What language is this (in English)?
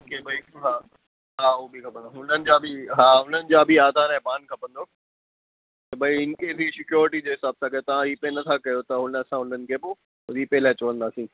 Sindhi